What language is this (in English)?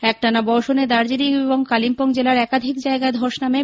Bangla